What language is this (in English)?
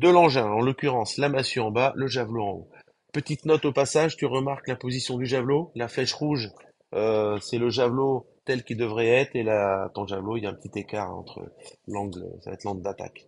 French